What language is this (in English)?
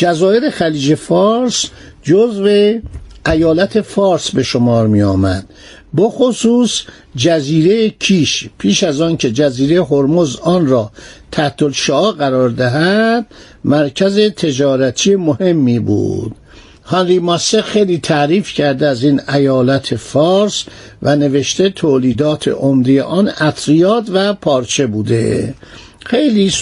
Persian